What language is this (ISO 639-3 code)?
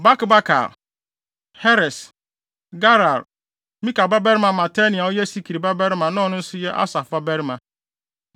aka